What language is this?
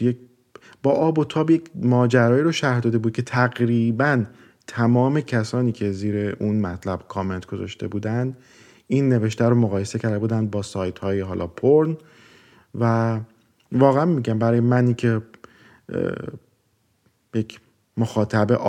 Persian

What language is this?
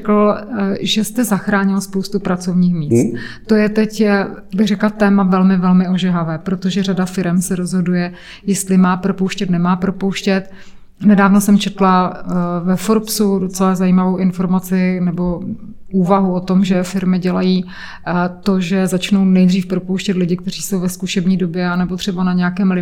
Czech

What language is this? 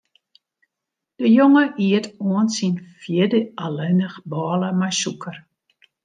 Western Frisian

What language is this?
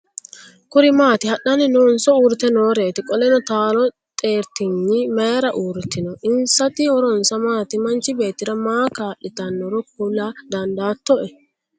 Sidamo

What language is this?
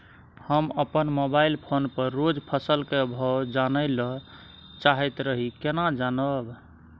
Maithili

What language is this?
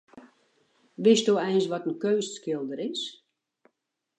Western Frisian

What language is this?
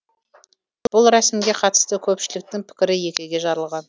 Kazakh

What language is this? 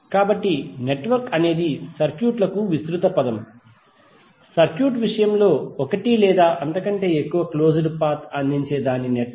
Telugu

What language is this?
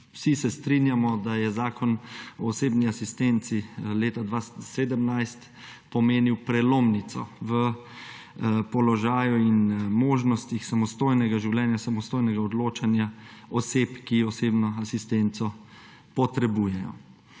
Slovenian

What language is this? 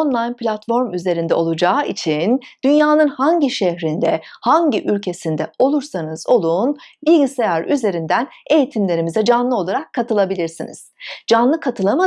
Turkish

